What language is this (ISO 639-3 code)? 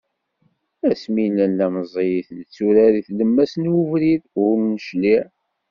kab